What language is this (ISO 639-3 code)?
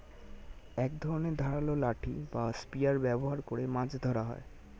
ben